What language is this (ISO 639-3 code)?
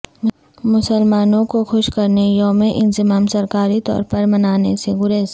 urd